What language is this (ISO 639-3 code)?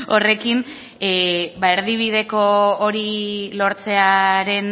eus